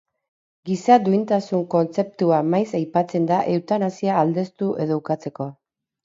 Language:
Basque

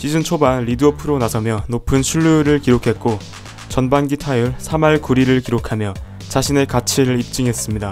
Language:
Korean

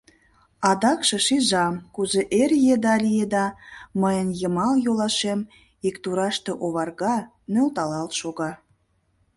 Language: Mari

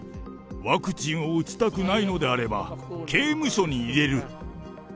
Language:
Japanese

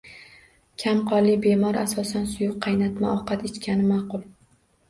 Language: Uzbek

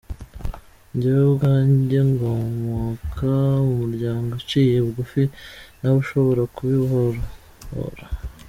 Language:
Kinyarwanda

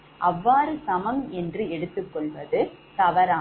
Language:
Tamil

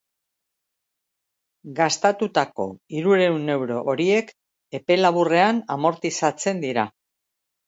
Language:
Basque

